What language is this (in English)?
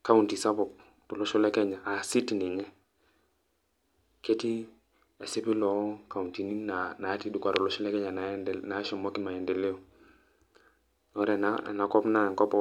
Masai